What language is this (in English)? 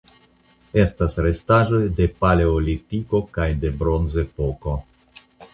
Esperanto